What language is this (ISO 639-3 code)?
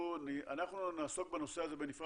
heb